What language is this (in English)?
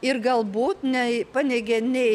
Lithuanian